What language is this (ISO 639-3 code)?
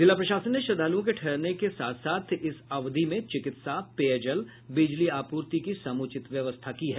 hin